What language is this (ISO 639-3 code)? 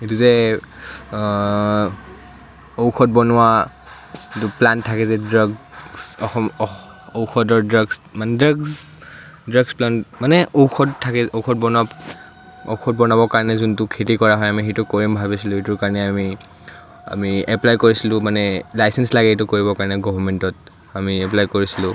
asm